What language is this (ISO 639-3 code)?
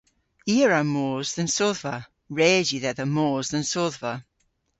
cor